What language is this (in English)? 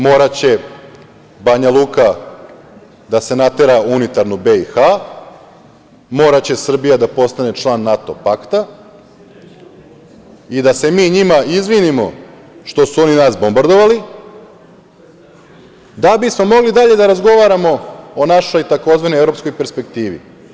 Serbian